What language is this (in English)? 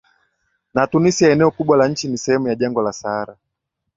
Swahili